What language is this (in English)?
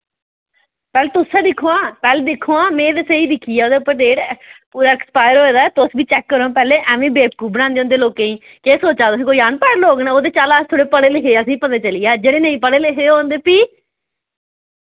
Dogri